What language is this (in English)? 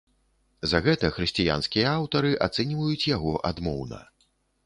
Belarusian